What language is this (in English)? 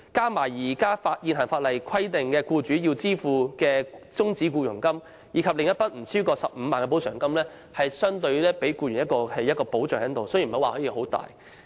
Cantonese